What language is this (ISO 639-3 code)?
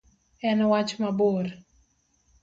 luo